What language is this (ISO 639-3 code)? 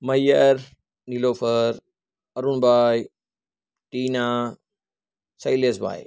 guj